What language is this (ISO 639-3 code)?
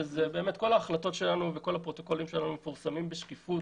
heb